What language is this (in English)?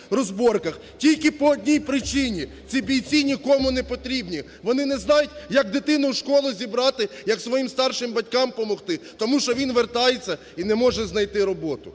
Ukrainian